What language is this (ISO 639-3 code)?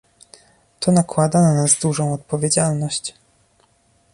pol